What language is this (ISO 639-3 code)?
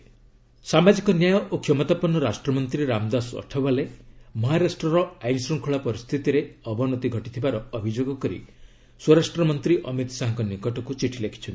ori